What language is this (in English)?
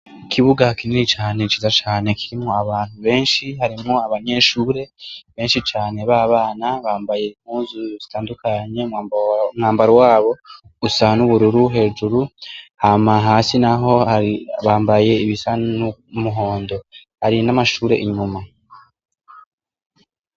Rundi